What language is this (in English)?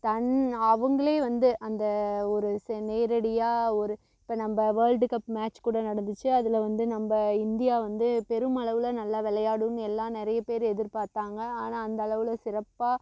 Tamil